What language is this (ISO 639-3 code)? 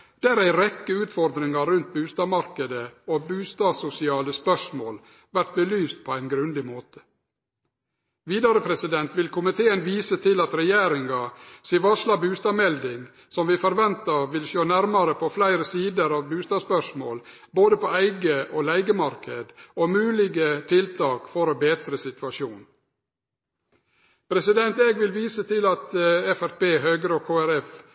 nno